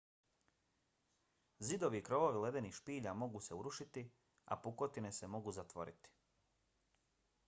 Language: Bosnian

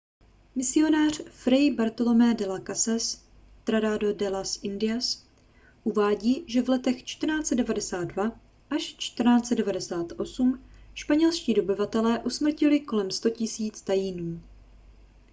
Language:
Czech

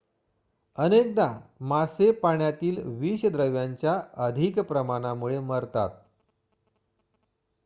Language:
Marathi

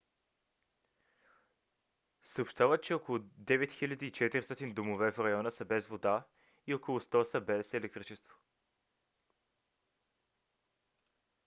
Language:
Bulgarian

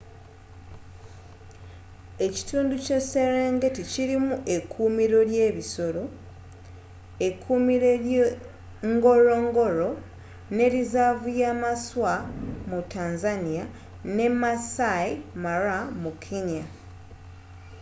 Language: Ganda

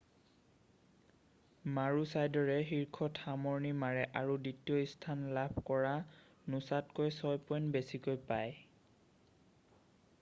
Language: Assamese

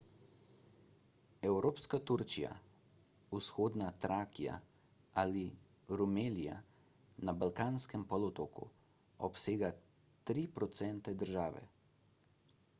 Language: Slovenian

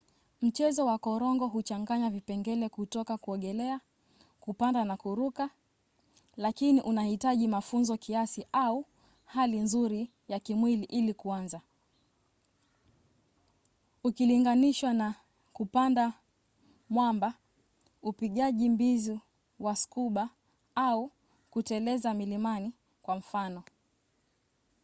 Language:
Swahili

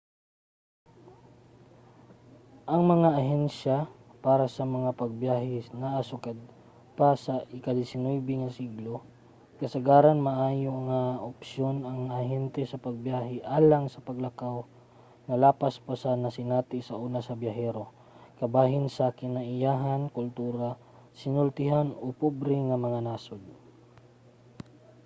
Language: Cebuano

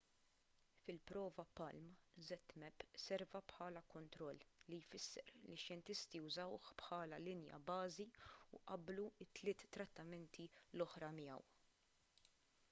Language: Maltese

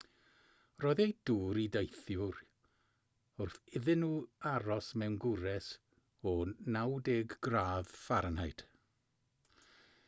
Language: Welsh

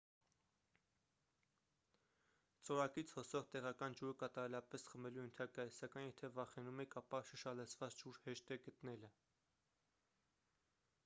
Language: Armenian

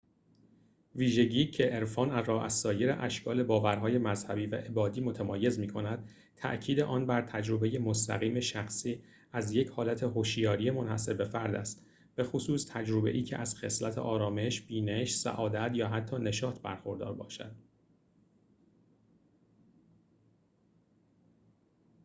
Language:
Persian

